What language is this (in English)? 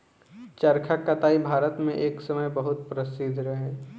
Bhojpuri